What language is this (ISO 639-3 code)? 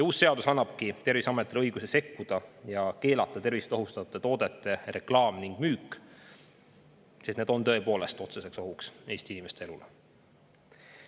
est